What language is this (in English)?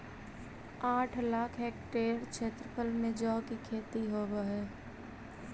Magahi